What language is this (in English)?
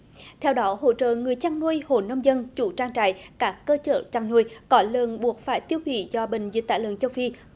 Vietnamese